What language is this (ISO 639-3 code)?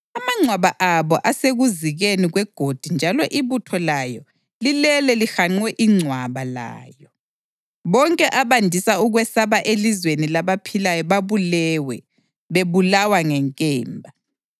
nde